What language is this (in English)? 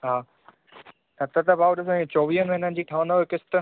Sindhi